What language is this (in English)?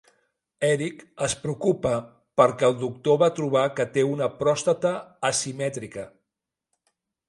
Catalan